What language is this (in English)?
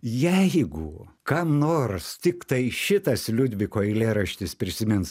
Lithuanian